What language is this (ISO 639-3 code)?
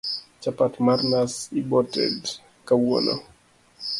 luo